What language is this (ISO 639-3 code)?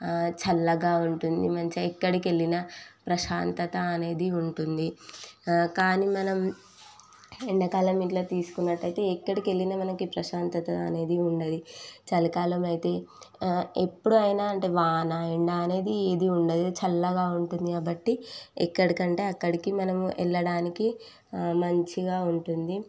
tel